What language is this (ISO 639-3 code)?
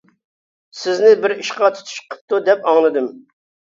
uig